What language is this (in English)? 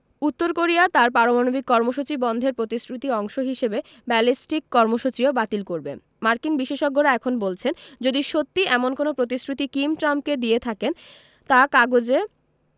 Bangla